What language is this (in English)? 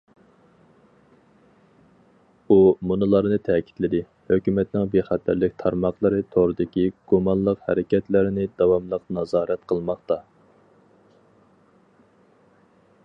Uyghur